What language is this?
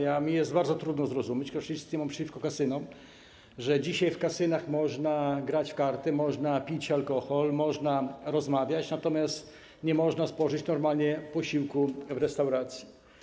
Polish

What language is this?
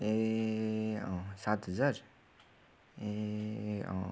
Nepali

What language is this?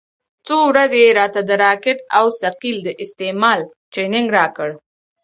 Pashto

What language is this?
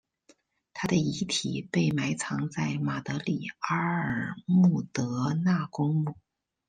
Chinese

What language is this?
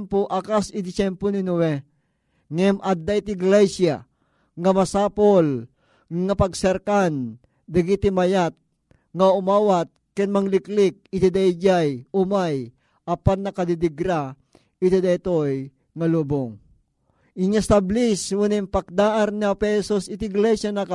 Filipino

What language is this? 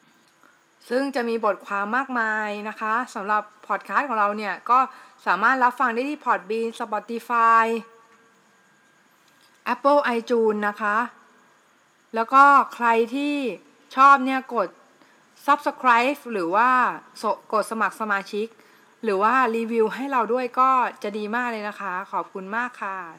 Thai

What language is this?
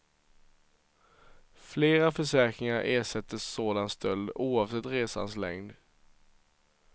Swedish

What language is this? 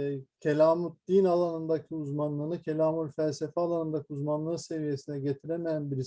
Turkish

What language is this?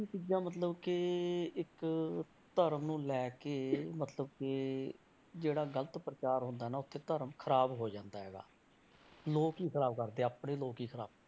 Punjabi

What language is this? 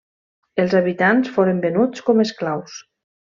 Catalan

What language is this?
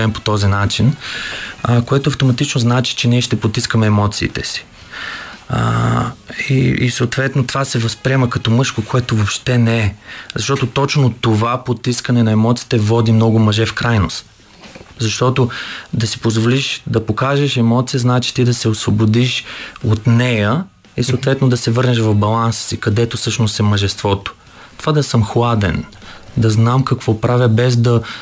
Bulgarian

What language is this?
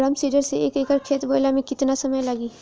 Bhojpuri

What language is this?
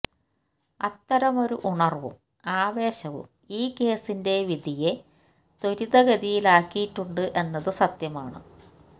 Malayalam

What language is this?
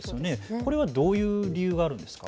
Japanese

